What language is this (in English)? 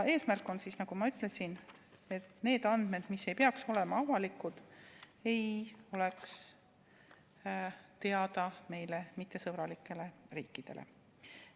Estonian